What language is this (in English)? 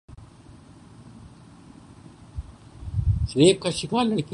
Urdu